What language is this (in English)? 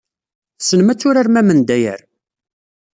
Kabyle